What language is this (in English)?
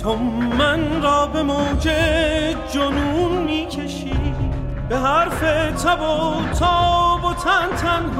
Persian